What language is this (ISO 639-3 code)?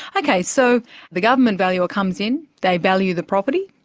eng